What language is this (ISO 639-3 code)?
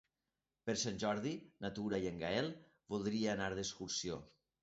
cat